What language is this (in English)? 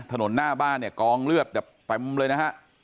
Thai